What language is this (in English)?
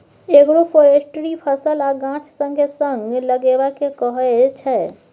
Maithili